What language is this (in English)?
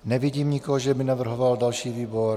Czech